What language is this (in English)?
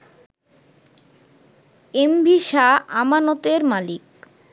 Bangla